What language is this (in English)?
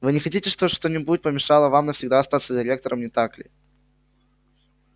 Russian